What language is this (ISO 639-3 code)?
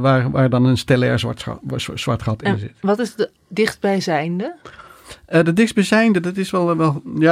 nld